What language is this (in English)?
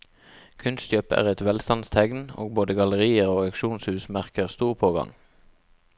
Norwegian